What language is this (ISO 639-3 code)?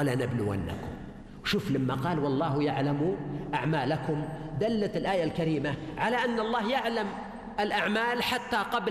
ara